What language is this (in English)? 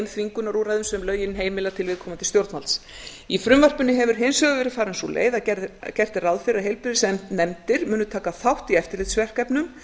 Icelandic